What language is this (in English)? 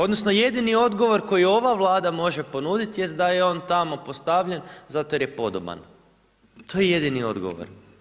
Croatian